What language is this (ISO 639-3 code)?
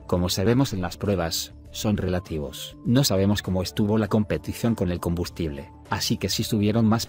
spa